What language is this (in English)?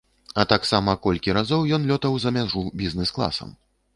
Belarusian